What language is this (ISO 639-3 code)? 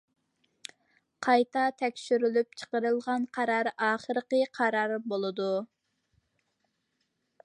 uig